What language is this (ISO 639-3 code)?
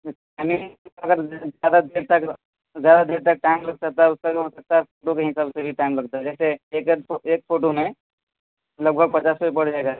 urd